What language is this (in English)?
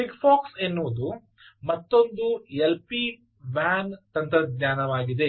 Kannada